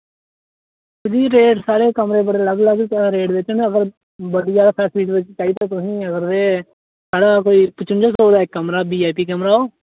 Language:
Dogri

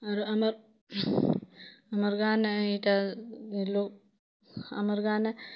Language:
Odia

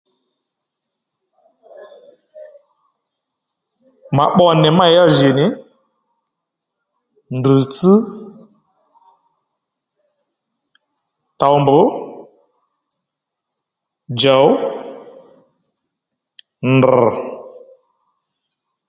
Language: Lendu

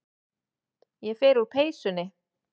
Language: Icelandic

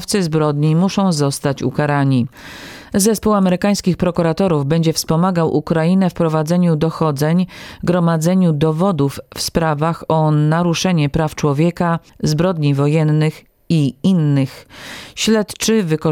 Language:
Polish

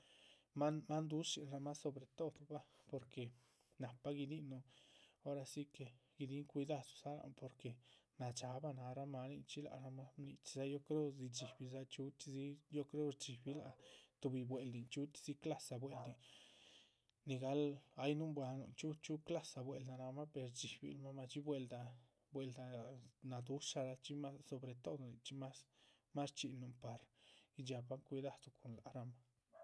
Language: Chichicapan Zapotec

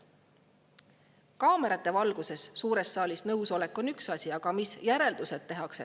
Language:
Estonian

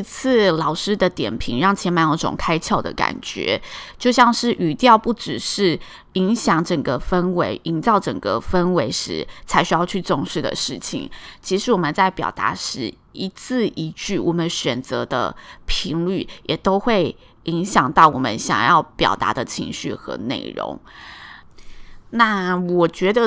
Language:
Chinese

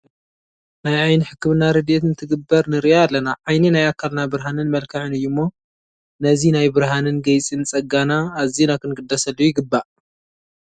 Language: Tigrinya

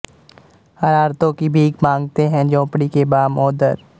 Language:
Punjabi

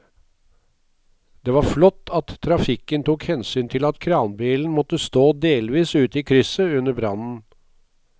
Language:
Norwegian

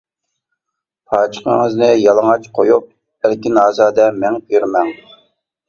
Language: Uyghur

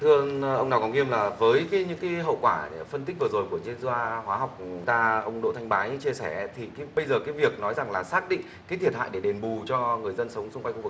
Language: Vietnamese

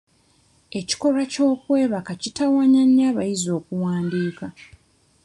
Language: Ganda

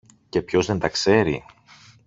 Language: Greek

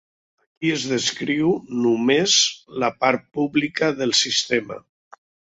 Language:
Catalan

